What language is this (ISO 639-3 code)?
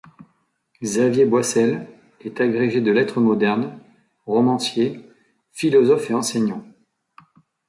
fra